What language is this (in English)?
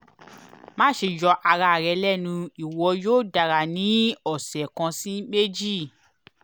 Yoruba